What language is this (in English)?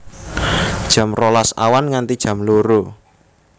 Javanese